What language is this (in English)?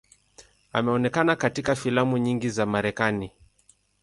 Swahili